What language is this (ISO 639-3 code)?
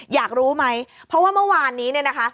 tha